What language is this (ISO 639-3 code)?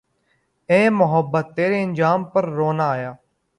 urd